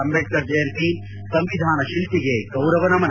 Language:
Kannada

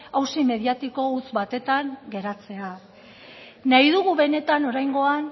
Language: Basque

